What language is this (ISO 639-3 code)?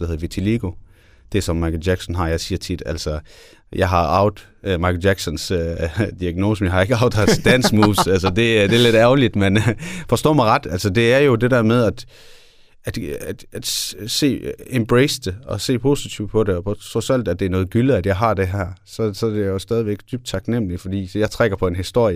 dan